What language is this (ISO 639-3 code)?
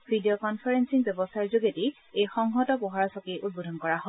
asm